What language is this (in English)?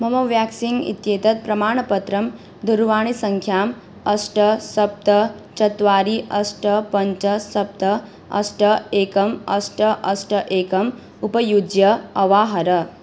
Sanskrit